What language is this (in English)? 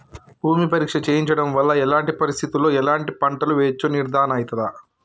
Telugu